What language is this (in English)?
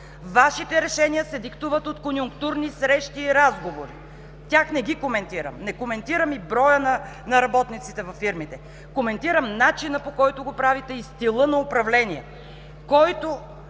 Bulgarian